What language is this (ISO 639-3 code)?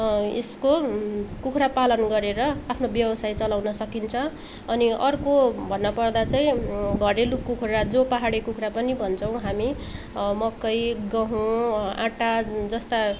nep